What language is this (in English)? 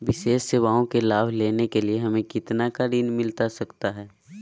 Magahi